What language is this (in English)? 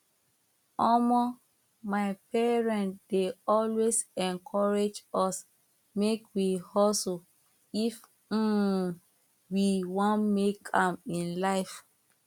Nigerian Pidgin